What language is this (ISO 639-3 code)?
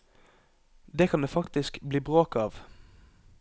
nor